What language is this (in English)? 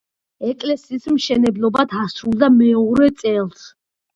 Georgian